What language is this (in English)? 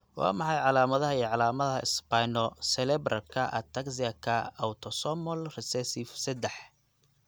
Somali